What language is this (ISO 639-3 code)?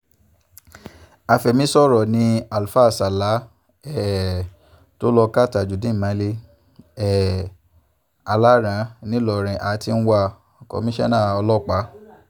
yor